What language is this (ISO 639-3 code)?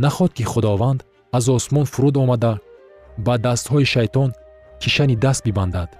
fas